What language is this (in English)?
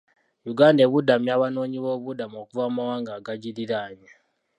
Ganda